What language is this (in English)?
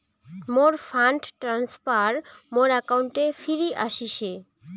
Bangla